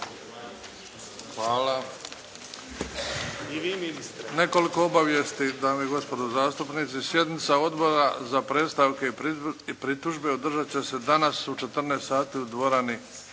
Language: Croatian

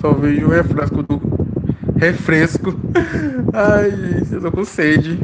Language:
Portuguese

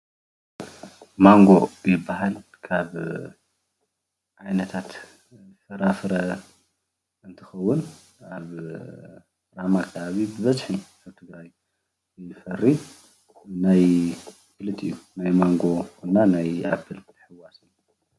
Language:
Tigrinya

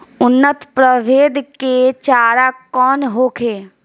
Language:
Bhojpuri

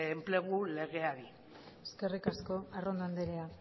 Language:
Basque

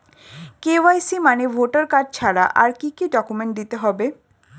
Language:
Bangla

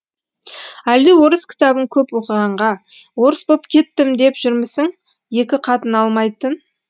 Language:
Kazakh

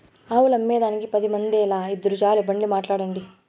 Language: Telugu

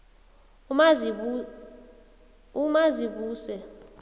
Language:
South Ndebele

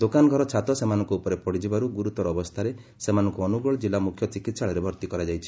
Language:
Odia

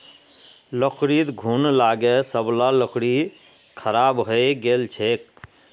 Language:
Magahi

